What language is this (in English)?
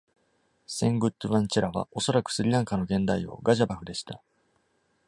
Japanese